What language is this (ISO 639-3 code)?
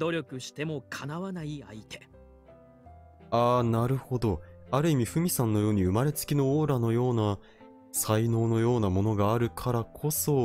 jpn